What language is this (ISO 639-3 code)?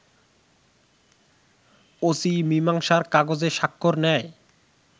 ben